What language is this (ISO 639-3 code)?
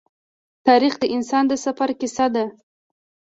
pus